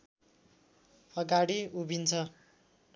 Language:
Nepali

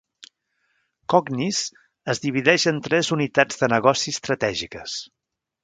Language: Catalan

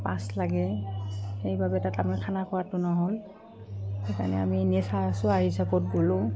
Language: Assamese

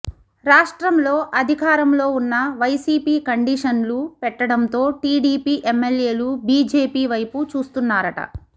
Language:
Telugu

